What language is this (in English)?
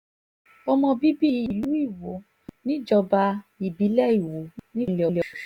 Yoruba